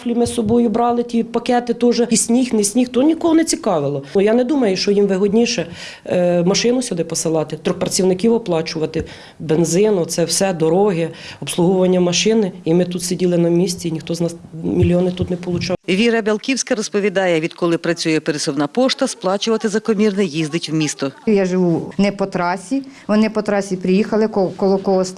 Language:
Ukrainian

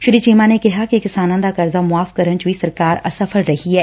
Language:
Punjabi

